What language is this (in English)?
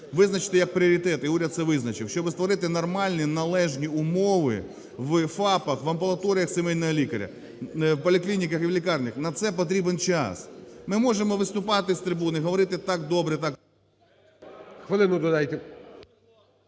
Ukrainian